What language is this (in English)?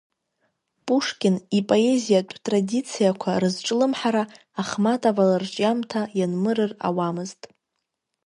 Abkhazian